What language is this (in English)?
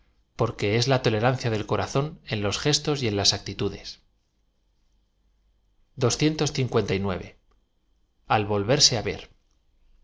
Spanish